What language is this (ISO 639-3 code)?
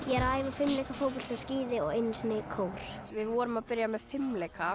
isl